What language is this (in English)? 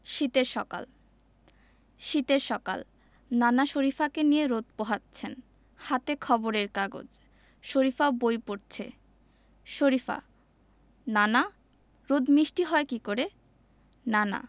Bangla